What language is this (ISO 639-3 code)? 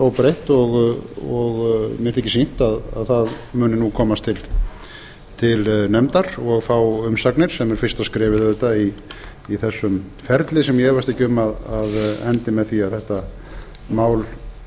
isl